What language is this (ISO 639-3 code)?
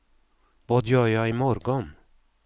swe